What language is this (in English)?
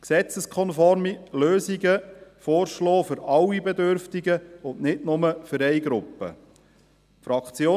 Swiss German